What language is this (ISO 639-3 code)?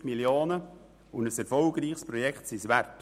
gsw